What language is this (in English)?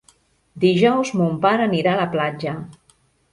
Catalan